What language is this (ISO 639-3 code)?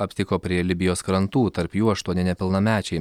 lit